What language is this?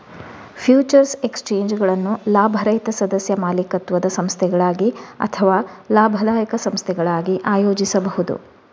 Kannada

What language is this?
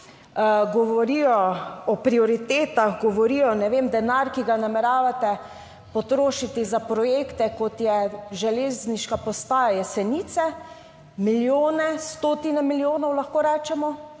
Slovenian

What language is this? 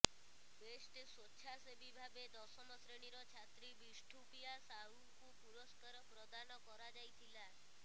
Odia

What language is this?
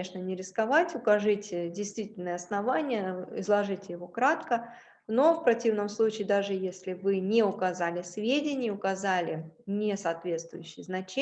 Russian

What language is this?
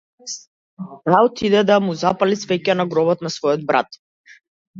Macedonian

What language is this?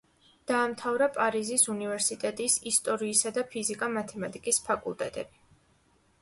Georgian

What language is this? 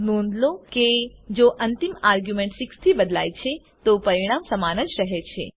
Gujarati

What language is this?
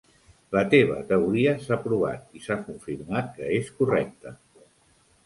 Catalan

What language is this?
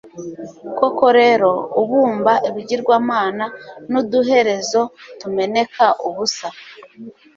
Kinyarwanda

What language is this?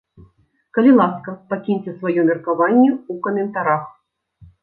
Belarusian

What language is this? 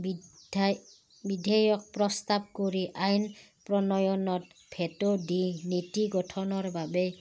Assamese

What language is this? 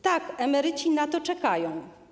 Polish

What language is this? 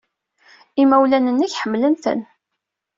Kabyle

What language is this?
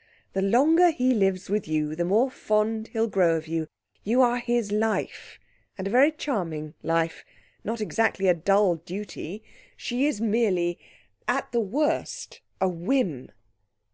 English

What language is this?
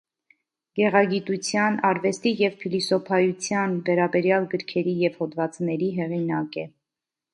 Armenian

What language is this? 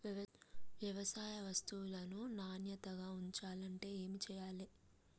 Telugu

